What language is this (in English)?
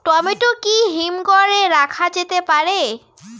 Bangla